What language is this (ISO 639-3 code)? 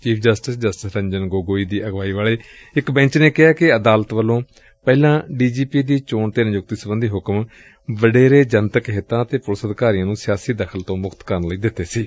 pan